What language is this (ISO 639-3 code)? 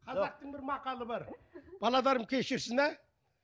kaz